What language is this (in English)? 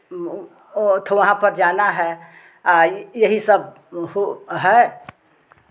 Hindi